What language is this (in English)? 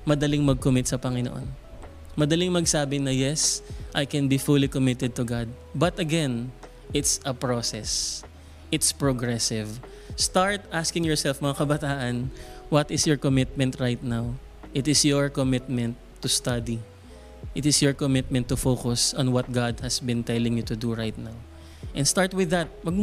Filipino